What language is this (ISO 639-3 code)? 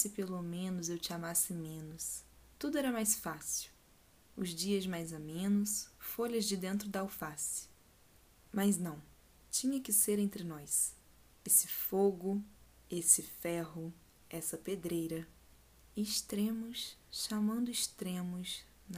por